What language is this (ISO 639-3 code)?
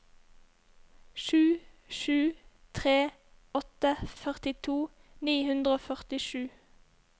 nor